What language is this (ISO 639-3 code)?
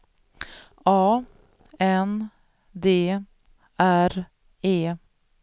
swe